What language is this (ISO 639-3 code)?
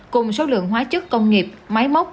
vie